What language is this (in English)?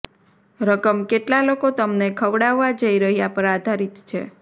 Gujarati